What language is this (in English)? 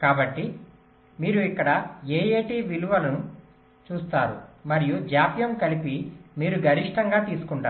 Telugu